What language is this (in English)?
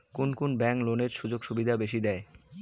Bangla